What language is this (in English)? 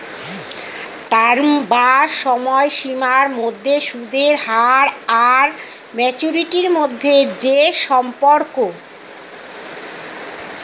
Bangla